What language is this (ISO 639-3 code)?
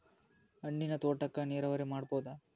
kan